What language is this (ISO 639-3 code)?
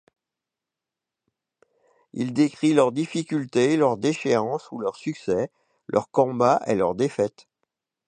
fra